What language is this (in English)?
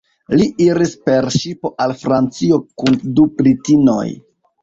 Esperanto